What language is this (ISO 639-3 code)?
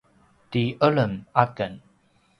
pwn